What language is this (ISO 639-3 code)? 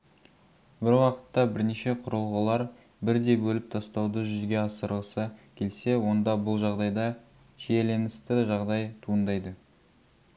kaz